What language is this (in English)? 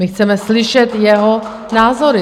Czech